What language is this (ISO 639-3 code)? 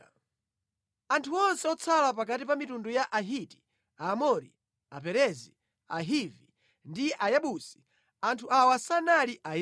nya